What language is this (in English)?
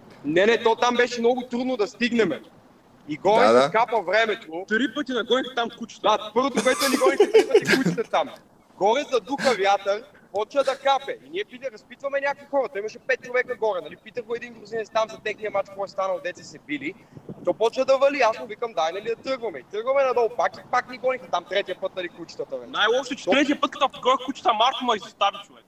Bulgarian